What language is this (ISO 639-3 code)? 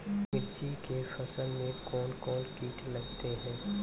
mai